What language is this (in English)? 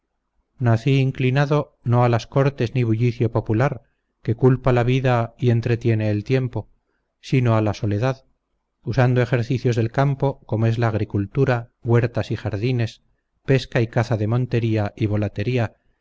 Spanish